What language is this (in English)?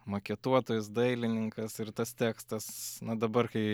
Lithuanian